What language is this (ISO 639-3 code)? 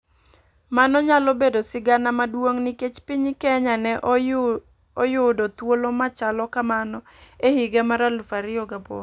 luo